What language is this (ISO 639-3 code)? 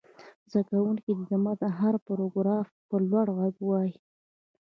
pus